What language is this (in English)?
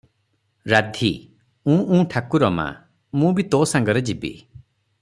Odia